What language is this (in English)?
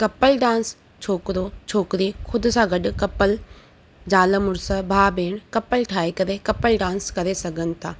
Sindhi